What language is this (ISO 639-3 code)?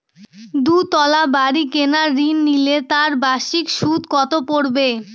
ben